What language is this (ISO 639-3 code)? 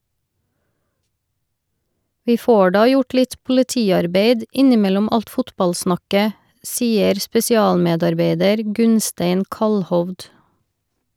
nor